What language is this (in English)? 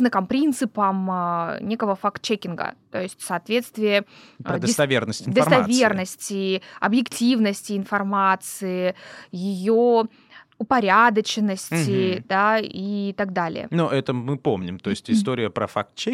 Russian